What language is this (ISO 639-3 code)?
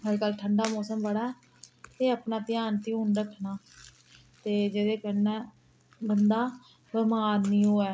doi